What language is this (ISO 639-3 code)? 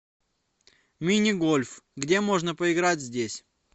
rus